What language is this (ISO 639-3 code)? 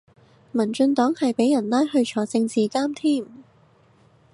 yue